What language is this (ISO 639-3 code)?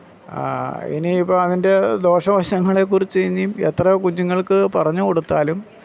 mal